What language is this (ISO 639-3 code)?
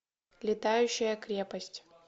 rus